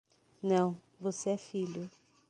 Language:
Portuguese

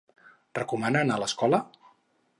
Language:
Catalan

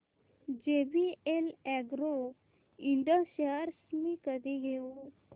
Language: Marathi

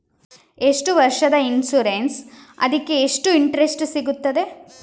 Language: Kannada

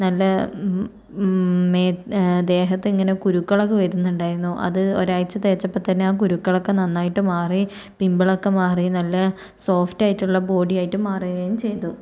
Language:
Malayalam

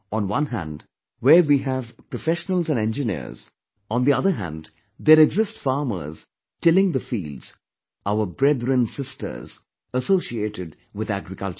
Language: English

